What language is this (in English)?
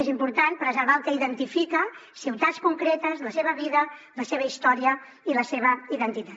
Catalan